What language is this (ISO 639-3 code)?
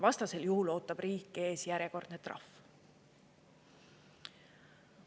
est